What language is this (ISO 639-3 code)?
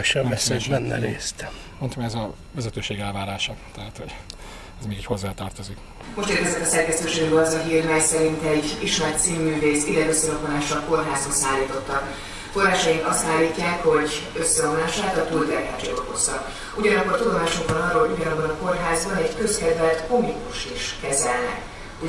hun